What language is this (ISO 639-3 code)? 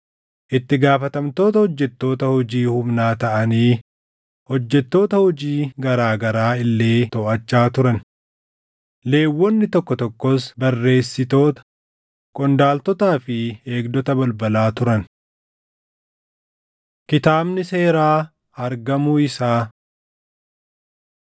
orm